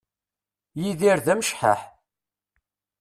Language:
Kabyle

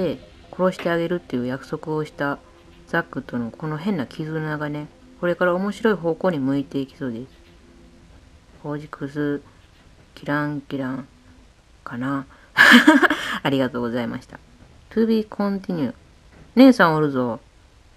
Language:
Japanese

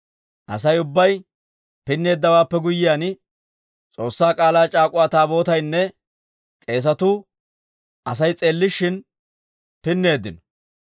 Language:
Dawro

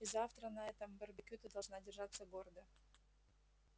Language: Russian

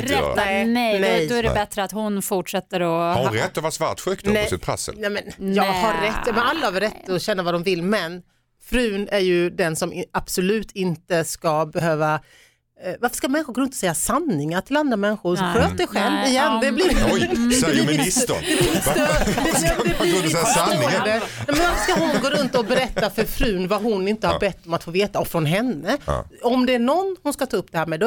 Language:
Swedish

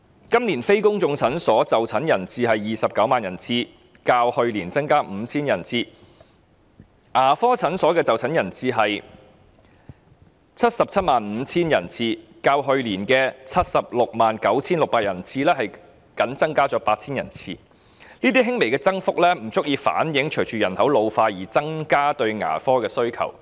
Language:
Cantonese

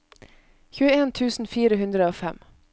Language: Norwegian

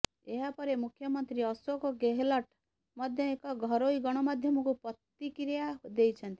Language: Odia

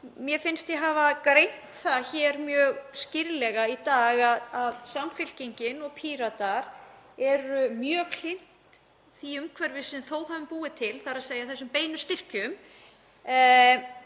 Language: Icelandic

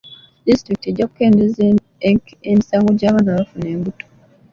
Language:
Ganda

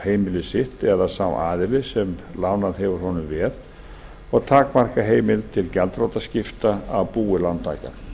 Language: Icelandic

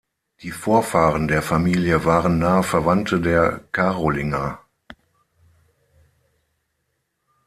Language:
German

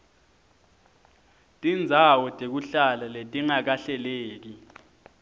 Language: Swati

